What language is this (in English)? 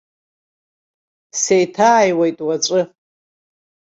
Abkhazian